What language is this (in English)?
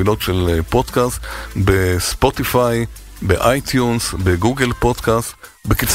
Hebrew